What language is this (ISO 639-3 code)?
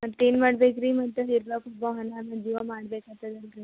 kan